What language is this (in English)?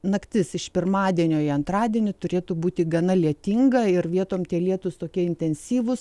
Lithuanian